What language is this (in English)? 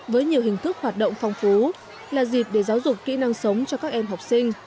Vietnamese